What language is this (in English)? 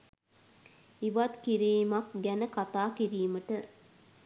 Sinhala